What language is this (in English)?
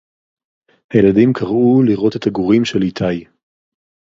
Hebrew